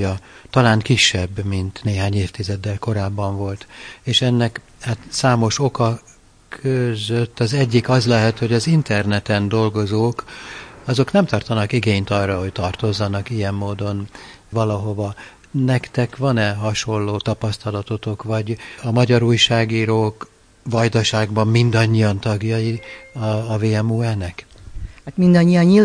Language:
Hungarian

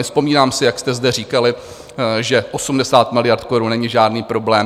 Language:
Czech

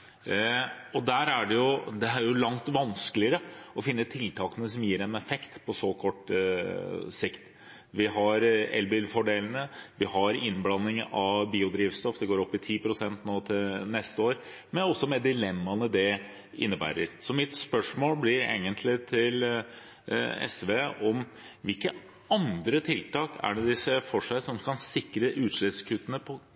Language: Norwegian Bokmål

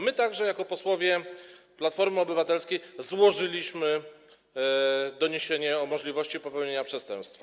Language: Polish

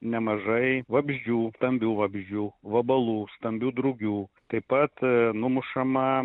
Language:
Lithuanian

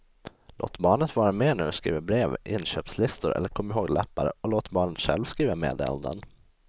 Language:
Swedish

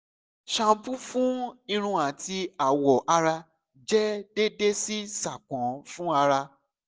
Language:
Yoruba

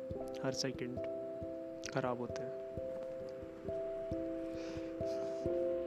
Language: Hindi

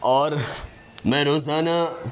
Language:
Urdu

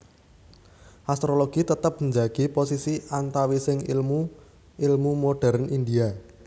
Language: Javanese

